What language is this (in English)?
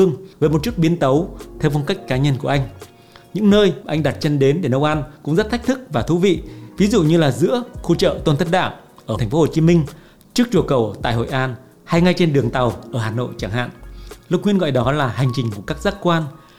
Vietnamese